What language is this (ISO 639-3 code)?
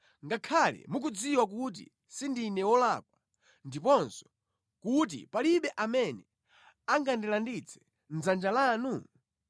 nya